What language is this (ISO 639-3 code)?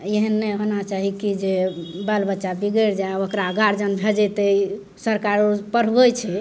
mai